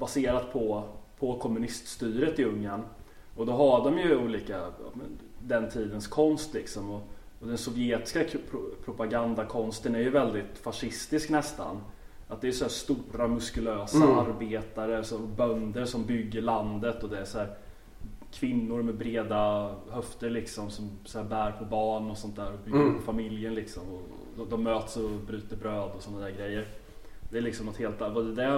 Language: Swedish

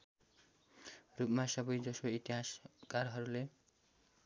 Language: Nepali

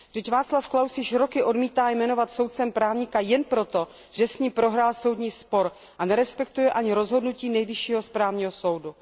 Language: Czech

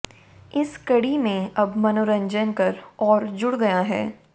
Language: Hindi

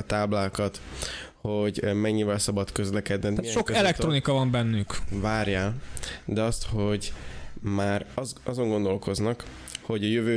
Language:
Hungarian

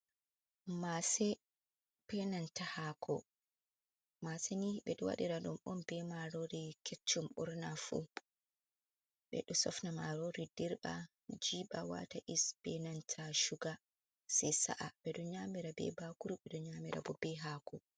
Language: Fula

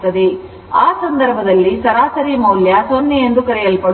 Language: Kannada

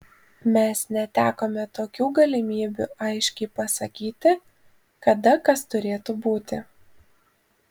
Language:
Lithuanian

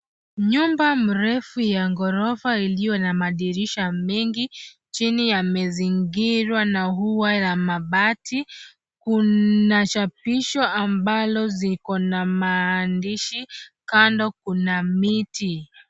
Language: Swahili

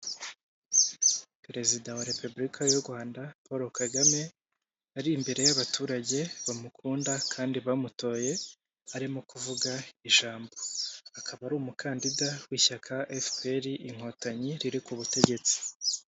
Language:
Kinyarwanda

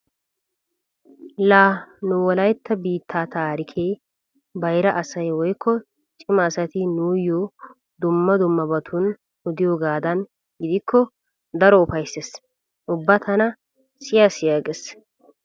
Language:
Wolaytta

